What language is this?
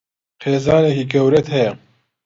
Central Kurdish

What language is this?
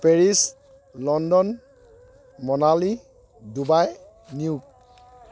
Assamese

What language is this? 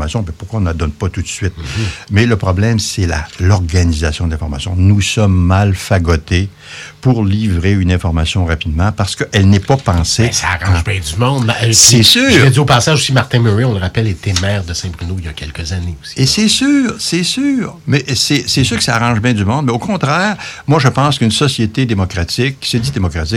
French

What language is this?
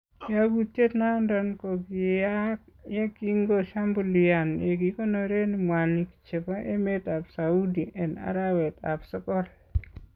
Kalenjin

